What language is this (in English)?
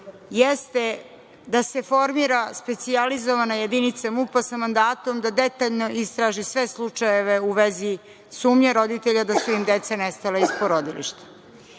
Serbian